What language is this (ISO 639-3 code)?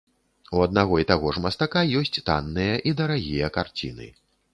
bel